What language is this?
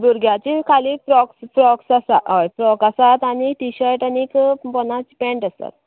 Konkani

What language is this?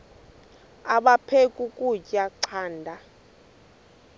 Xhosa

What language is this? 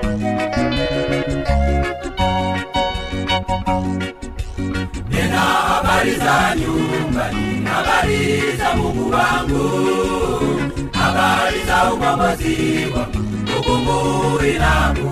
Swahili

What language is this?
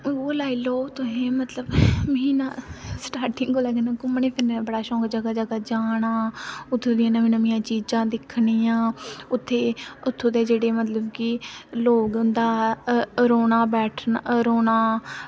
Dogri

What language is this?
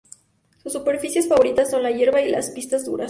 Spanish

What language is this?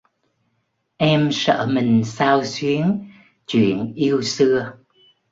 Vietnamese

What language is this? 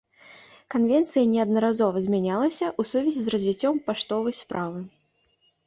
Belarusian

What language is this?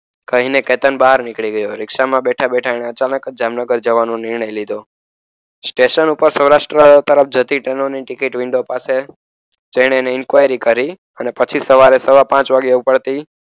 Gujarati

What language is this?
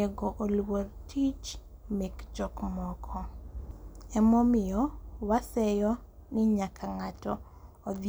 Luo (Kenya and Tanzania)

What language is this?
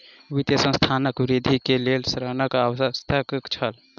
Maithili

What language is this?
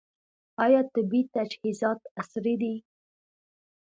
Pashto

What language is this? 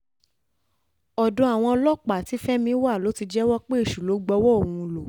Yoruba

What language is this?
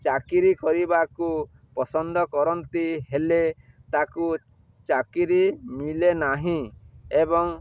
Odia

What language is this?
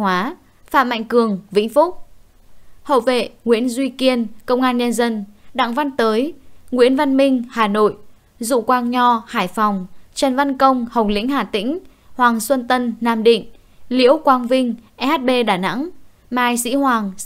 Vietnamese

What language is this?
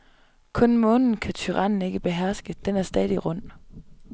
Danish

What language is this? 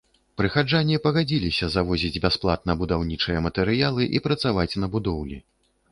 Belarusian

